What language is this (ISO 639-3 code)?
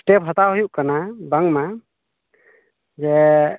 sat